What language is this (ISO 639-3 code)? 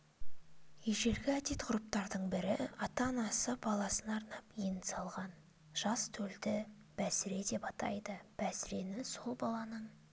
kaz